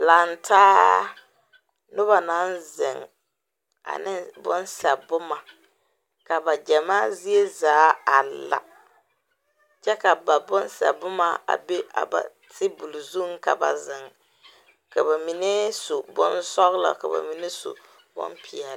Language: Southern Dagaare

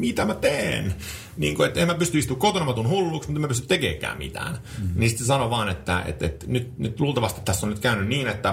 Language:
Finnish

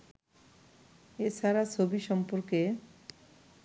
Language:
Bangla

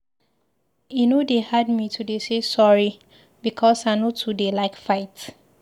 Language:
Nigerian Pidgin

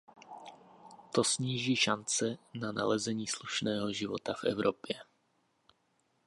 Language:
Czech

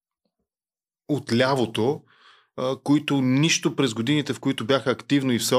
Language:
Bulgarian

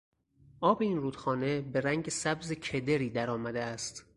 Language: Persian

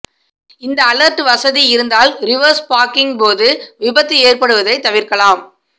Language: Tamil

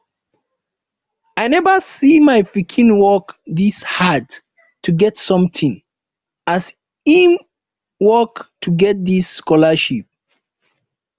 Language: Nigerian Pidgin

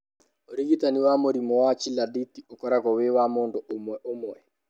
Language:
Kikuyu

